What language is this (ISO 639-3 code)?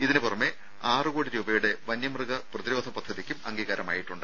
mal